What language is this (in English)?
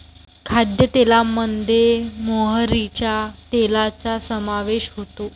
Marathi